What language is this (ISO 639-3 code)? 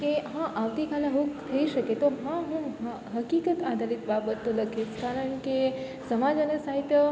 guj